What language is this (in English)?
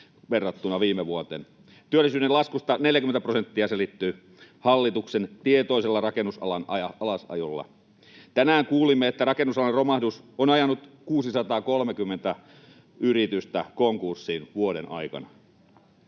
Finnish